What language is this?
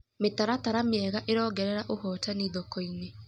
Kikuyu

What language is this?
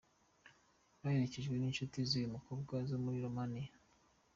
Kinyarwanda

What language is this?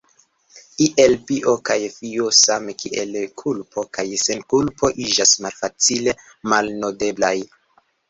Esperanto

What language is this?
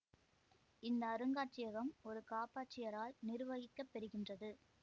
Tamil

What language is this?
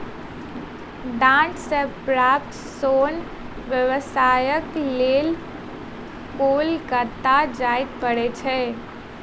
Maithili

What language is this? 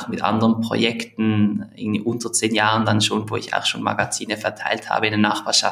German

